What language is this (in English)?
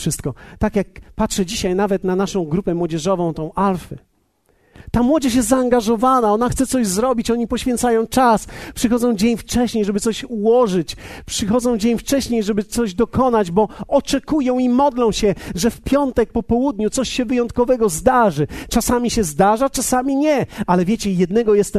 Polish